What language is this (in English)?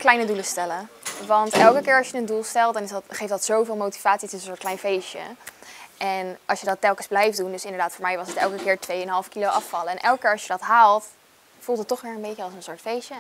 Dutch